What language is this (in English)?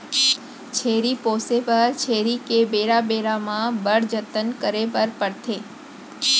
Chhattisgarhi